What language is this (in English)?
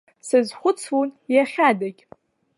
Abkhazian